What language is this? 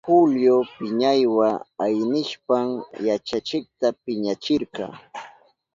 Southern Pastaza Quechua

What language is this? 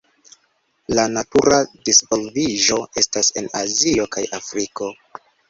Esperanto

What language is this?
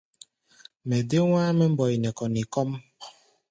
Gbaya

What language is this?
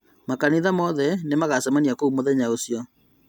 Kikuyu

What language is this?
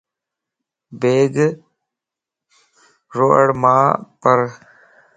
Lasi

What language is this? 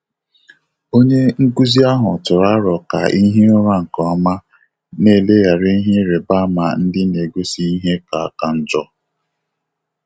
Igbo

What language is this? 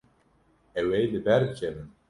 Kurdish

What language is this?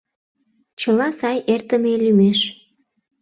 Mari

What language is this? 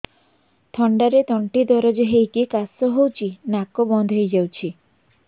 Odia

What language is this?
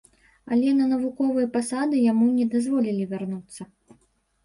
Belarusian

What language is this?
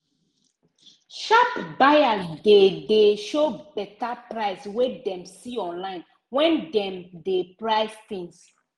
Nigerian Pidgin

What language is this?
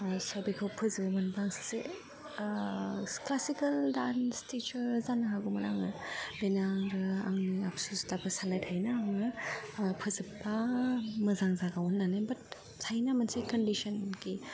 Bodo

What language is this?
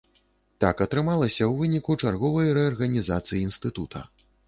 Belarusian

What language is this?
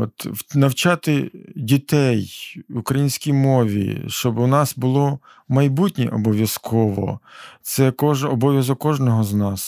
Ukrainian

